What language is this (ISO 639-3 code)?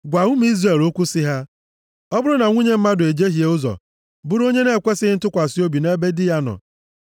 ibo